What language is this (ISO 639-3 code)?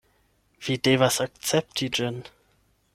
epo